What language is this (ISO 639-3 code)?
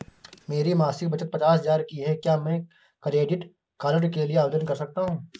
hin